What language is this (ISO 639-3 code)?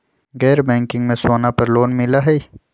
mag